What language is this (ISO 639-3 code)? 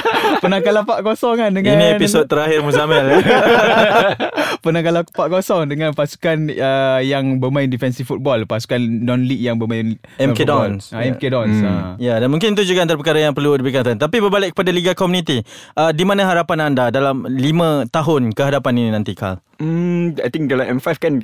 msa